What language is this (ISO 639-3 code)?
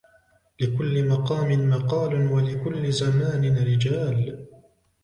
ara